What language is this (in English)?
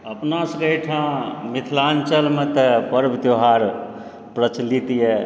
Maithili